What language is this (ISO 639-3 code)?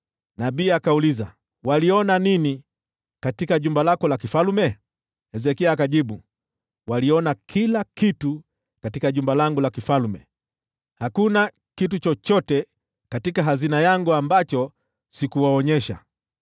swa